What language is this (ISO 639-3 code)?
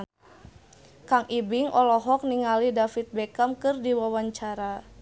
sun